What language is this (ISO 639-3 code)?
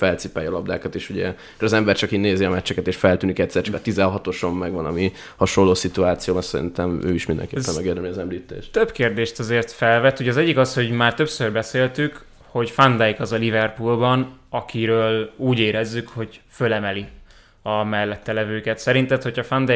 hun